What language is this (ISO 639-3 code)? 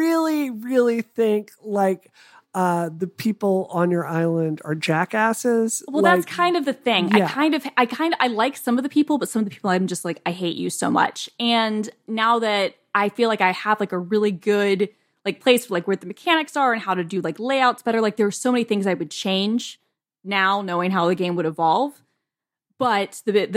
eng